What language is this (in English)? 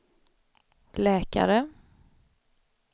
Swedish